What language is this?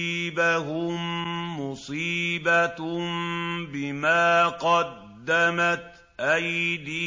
Arabic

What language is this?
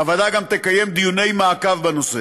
Hebrew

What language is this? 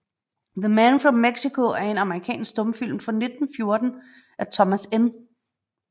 Danish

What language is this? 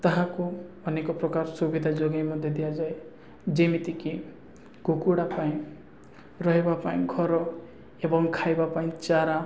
Odia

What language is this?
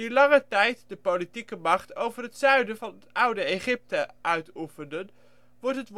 Dutch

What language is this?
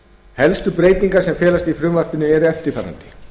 Icelandic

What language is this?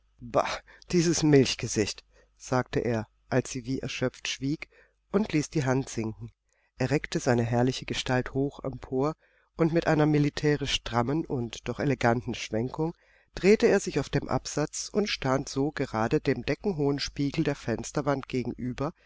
German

